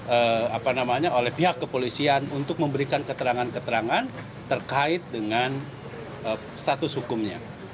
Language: Indonesian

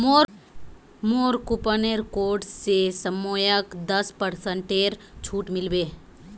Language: Magahi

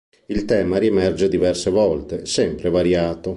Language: Italian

